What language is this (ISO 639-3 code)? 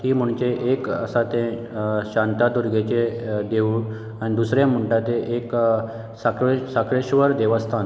kok